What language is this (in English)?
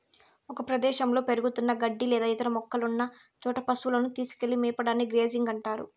Telugu